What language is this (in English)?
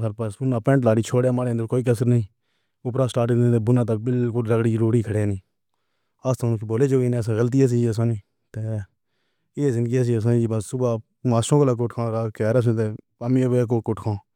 Pahari-Potwari